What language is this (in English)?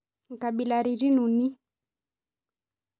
Masai